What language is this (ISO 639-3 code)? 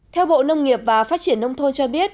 vie